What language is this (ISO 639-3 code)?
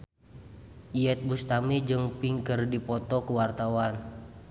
sun